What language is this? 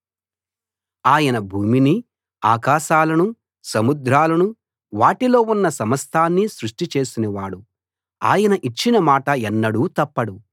Telugu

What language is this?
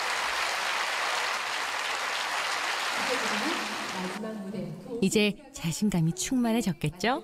Korean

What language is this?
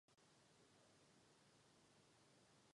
Czech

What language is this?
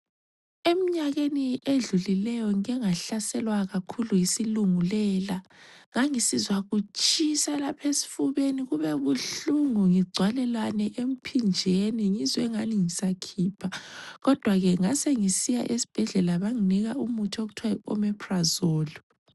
North Ndebele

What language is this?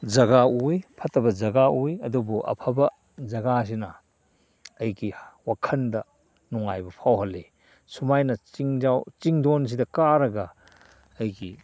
Manipuri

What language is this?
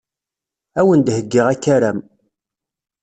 Kabyle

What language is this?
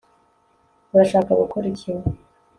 Kinyarwanda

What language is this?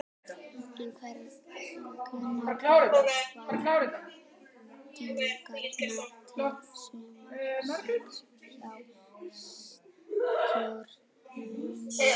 Icelandic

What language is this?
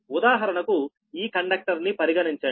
Telugu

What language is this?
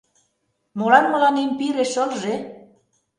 Mari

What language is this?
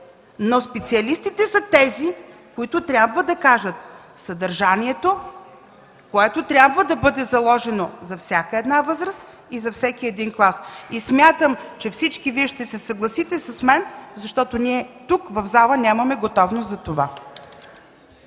Bulgarian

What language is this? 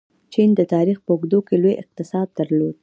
Pashto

